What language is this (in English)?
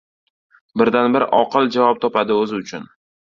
Uzbek